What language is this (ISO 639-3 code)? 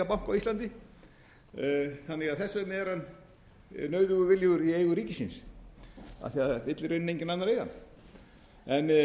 isl